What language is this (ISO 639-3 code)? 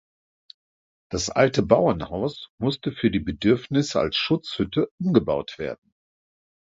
deu